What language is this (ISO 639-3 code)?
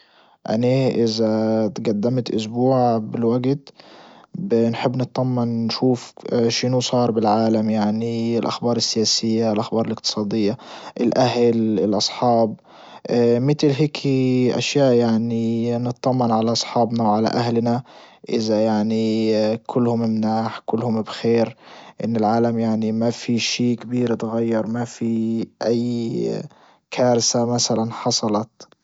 ayl